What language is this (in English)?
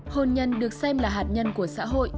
Vietnamese